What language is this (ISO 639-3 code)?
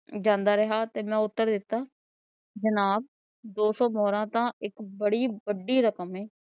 pan